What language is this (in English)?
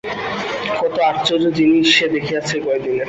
Bangla